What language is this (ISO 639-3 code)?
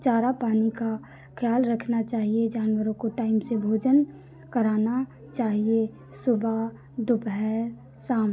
hin